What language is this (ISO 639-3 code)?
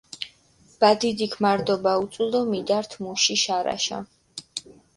xmf